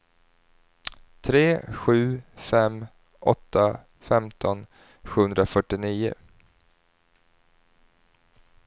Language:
Swedish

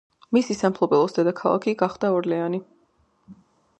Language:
Georgian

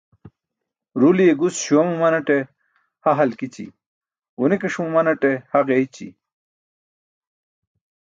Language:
Burushaski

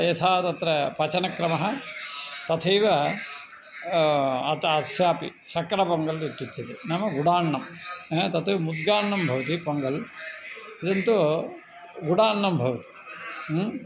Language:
Sanskrit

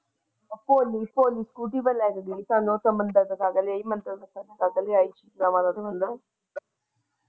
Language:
Punjabi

